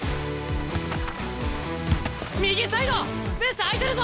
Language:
Japanese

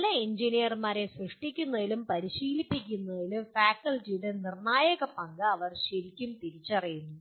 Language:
Malayalam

